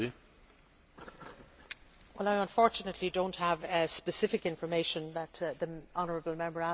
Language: English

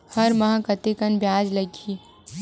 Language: Chhattisgarhi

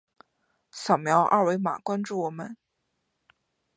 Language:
Chinese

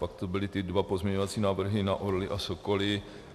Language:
Czech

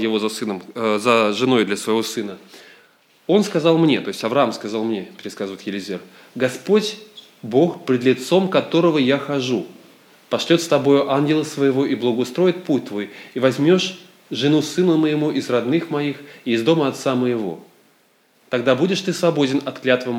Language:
Russian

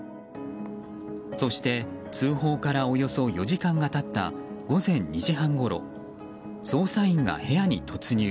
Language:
Japanese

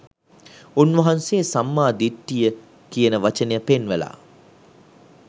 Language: Sinhala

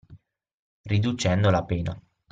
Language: Italian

